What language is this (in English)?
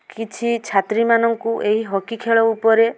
Odia